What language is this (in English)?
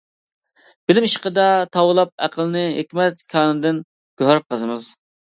Uyghur